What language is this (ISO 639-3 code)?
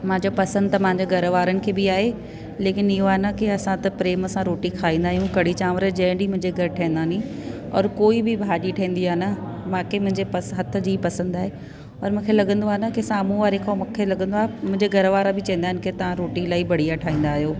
snd